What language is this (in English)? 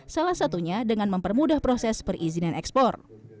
Indonesian